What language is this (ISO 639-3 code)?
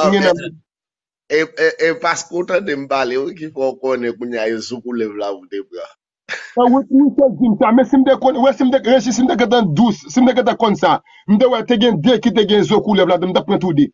fra